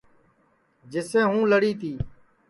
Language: Sansi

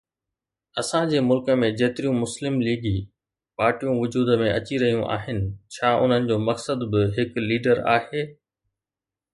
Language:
Sindhi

